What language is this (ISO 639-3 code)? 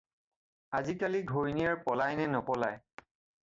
asm